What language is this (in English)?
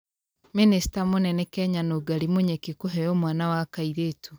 Kikuyu